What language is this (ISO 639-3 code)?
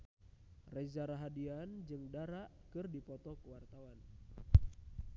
sun